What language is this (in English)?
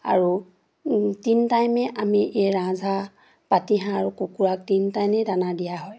Assamese